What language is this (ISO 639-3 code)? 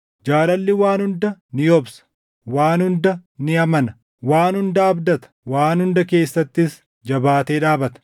orm